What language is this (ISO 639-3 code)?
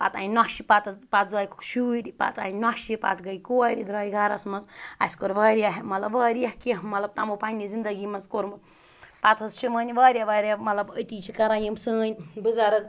kas